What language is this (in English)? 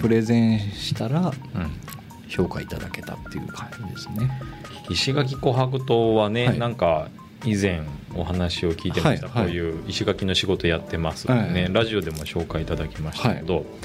Japanese